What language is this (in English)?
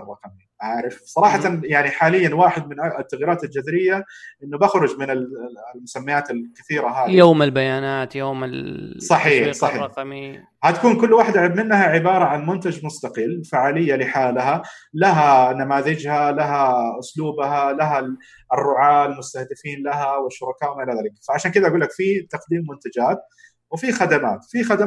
Arabic